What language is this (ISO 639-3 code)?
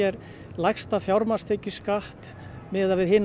isl